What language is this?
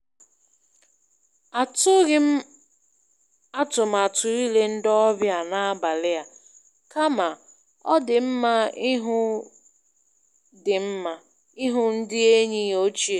Igbo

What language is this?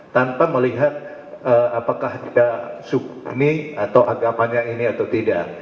Indonesian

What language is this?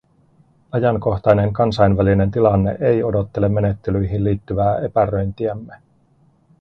Finnish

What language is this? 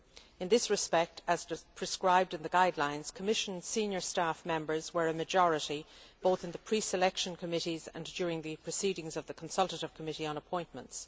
English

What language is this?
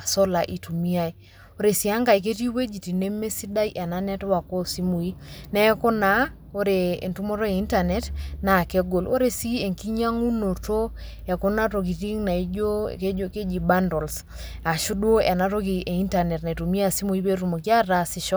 Masai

